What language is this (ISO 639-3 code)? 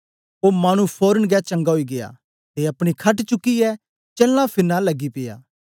doi